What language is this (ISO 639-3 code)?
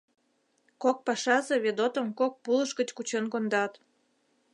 chm